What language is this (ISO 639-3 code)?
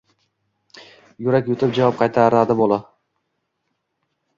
uzb